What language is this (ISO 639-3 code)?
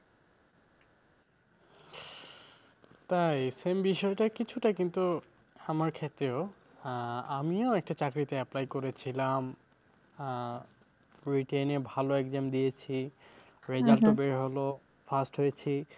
ben